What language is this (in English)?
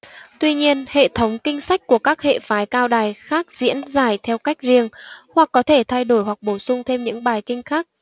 Vietnamese